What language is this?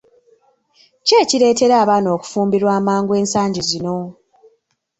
Ganda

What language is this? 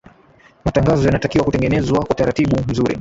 Swahili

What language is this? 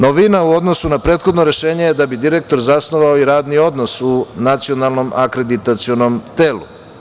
Serbian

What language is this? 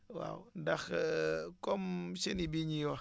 Wolof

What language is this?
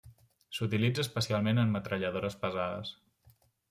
Catalan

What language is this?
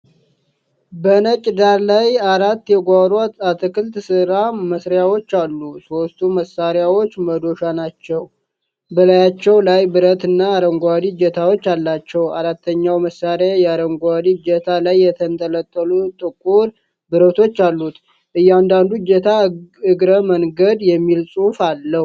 Amharic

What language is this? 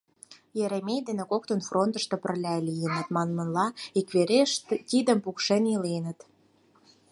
Mari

